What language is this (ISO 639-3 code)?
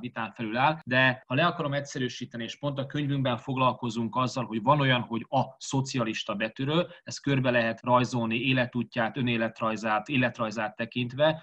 hun